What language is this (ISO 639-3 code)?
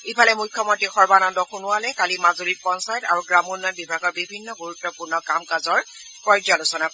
asm